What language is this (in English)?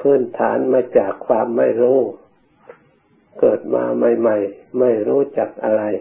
Thai